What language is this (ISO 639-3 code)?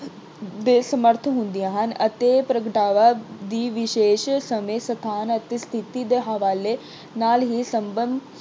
pan